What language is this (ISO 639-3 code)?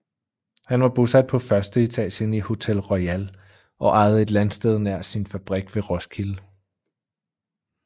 dan